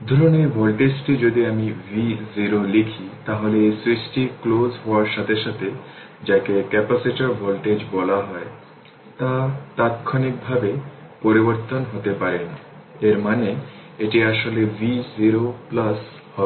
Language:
Bangla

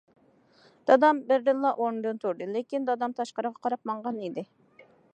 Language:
Uyghur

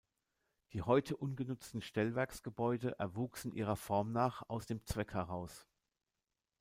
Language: German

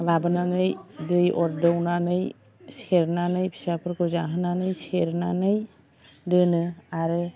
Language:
Bodo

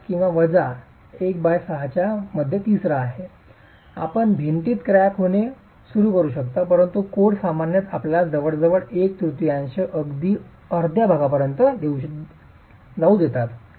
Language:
Marathi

